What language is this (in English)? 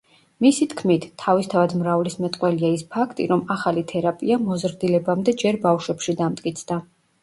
Georgian